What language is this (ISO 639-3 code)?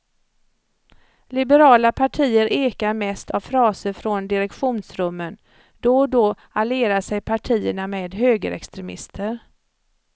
swe